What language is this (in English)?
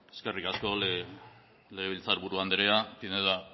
Basque